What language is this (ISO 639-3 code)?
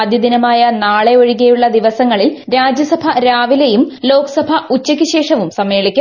mal